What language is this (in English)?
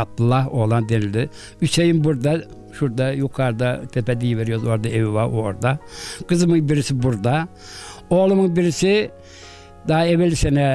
Turkish